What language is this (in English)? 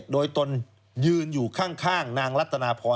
Thai